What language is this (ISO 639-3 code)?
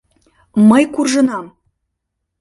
chm